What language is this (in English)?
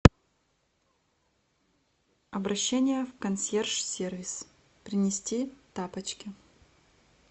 Russian